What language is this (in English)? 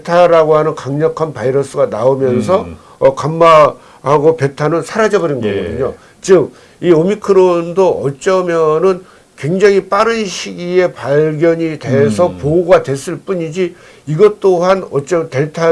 Korean